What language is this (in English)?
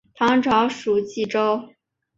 Chinese